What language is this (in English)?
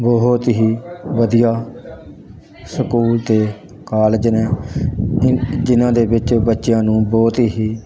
Punjabi